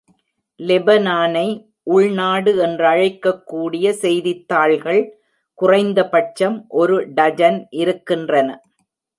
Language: Tamil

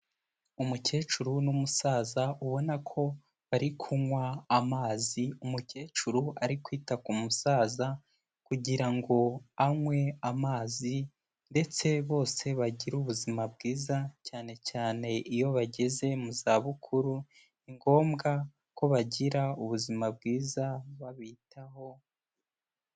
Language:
Kinyarwanda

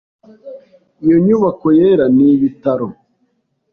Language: Kinyarwanda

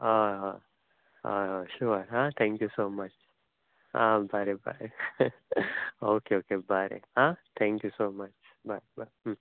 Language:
Konkani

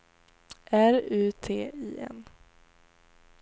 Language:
Swedish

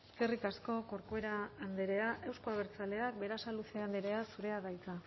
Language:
Basque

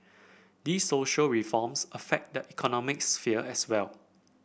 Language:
English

